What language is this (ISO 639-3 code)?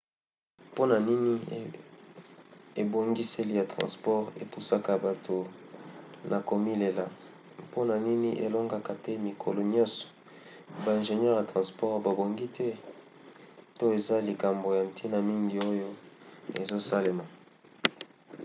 lin